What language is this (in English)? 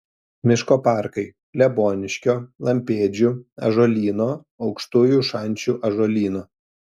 Lithuanian